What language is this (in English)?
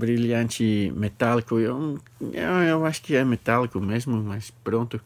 Portuguese